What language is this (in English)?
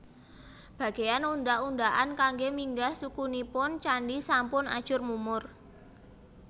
Javanese